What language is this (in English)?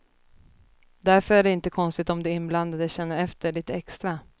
Swedish